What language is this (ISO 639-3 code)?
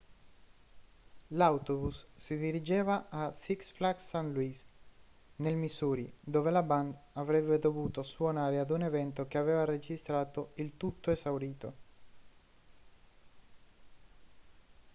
ita